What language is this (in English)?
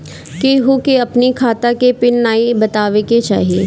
Bhojpuri